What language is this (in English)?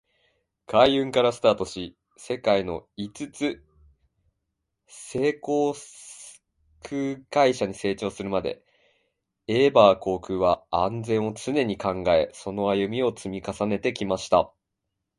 Japanese